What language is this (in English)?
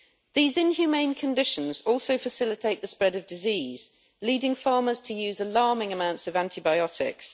English